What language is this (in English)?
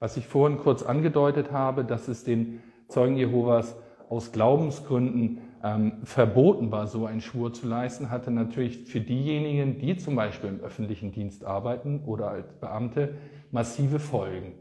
German